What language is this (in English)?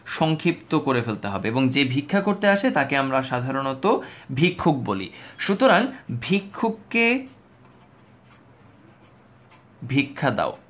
Bangla